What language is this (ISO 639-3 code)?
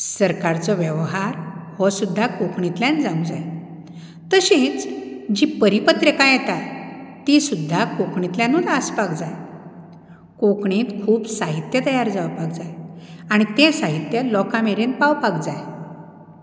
kok